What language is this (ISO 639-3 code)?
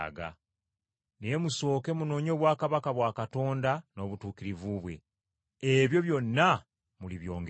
lug